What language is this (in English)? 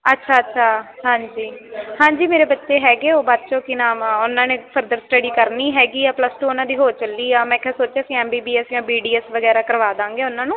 Punjabi